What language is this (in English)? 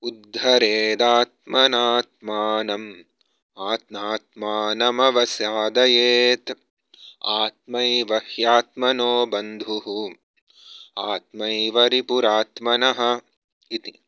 Sanskrit